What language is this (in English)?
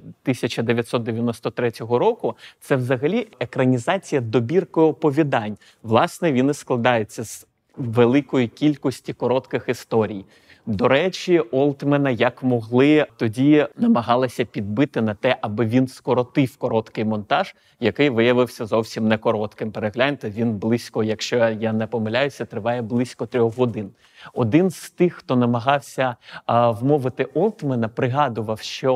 Ukrainian